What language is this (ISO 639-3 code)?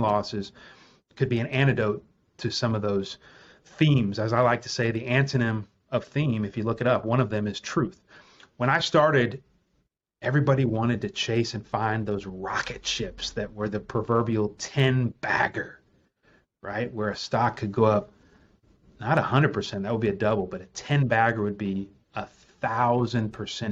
eng